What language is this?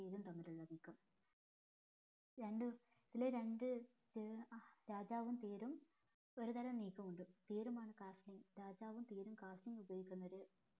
Malayalam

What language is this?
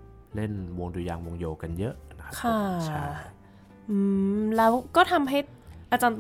Thai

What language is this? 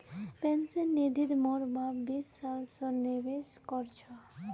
Magahi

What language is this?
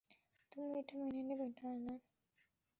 Bangla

